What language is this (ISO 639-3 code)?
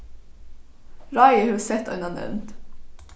fao